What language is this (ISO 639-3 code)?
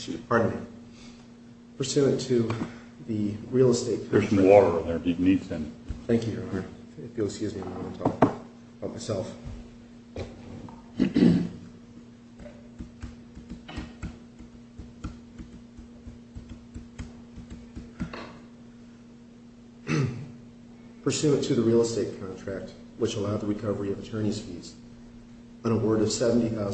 eng